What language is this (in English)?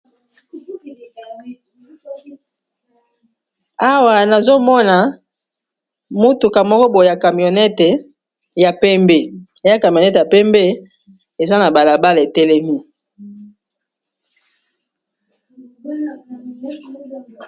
Lingala